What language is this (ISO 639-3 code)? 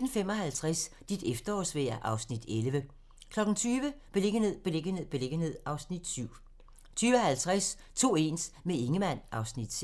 dan